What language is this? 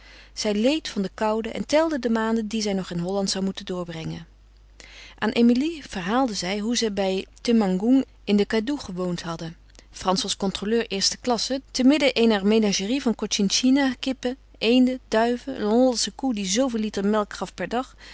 Dutch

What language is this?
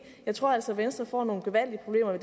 Danish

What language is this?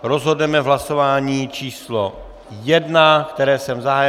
Czech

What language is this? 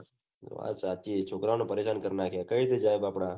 Gujarati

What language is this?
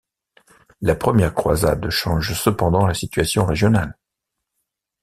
French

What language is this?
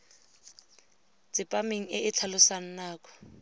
Tswana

